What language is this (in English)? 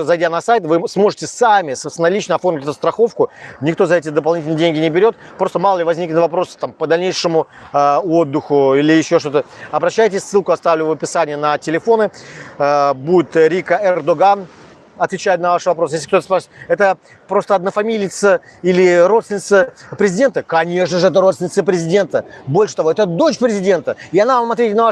Russian